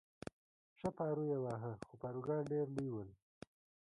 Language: Pashto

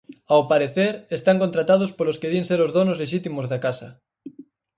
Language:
Galician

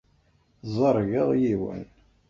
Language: Kabyle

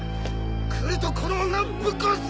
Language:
Japanese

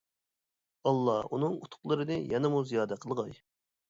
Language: Uyghur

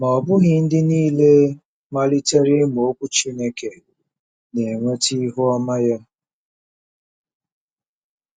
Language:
Igbo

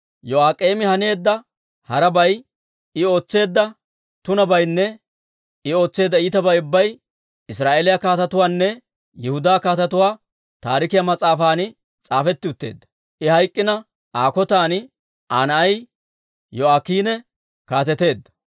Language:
Dawro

